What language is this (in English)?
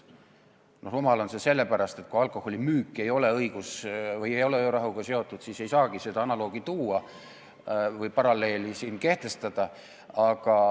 Estonian